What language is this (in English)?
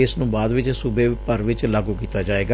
Punjabi